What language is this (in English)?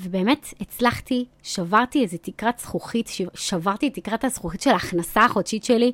Hebrew